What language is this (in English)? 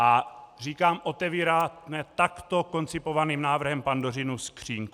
Czech